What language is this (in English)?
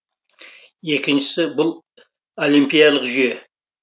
Kazakh